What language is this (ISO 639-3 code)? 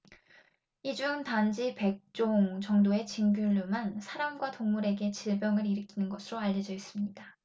kor